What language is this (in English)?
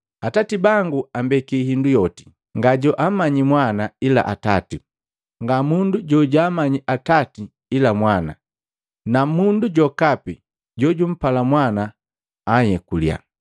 Matengo